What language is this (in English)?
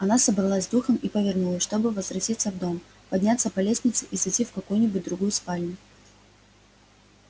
Russian